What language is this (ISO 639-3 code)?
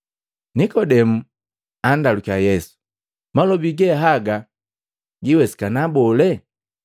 mgv